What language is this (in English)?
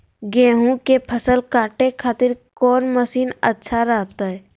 Magahi